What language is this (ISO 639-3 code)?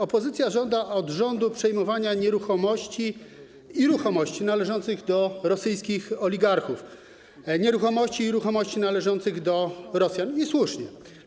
pol